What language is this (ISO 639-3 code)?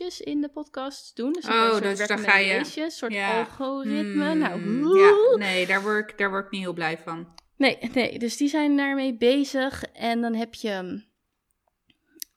nld